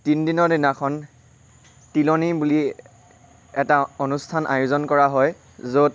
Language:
Assamese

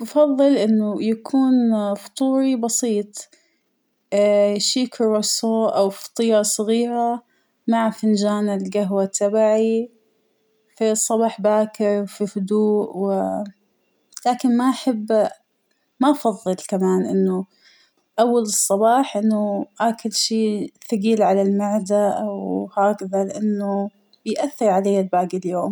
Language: Hijazi Arabic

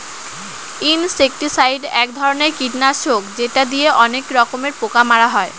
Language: Bangla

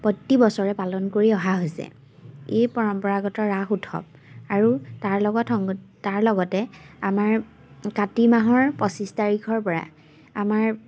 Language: Assamese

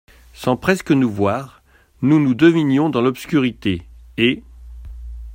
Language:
French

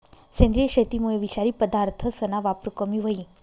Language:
Marathi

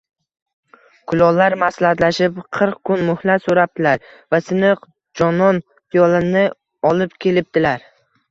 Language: Uzbek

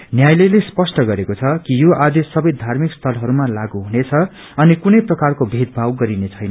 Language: Nepali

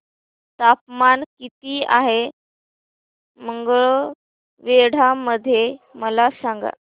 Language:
Marathi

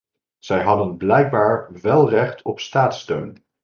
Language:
Dutch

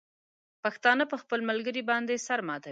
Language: Pashto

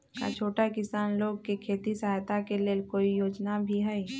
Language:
Magahi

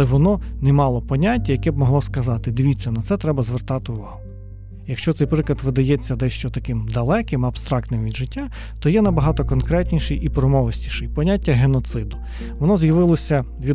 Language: Ukrainian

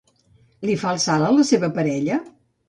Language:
Catalan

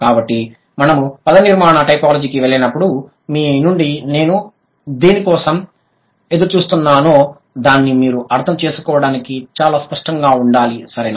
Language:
Telugu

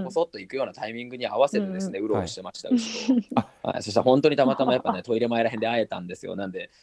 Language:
Japanese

